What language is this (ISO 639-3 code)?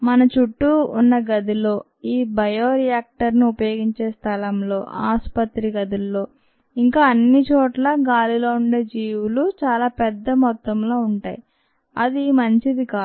tel